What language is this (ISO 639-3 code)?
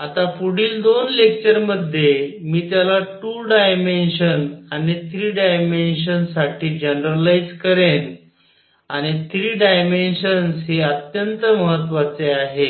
mar